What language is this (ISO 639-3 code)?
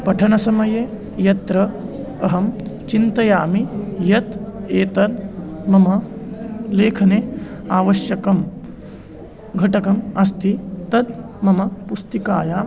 san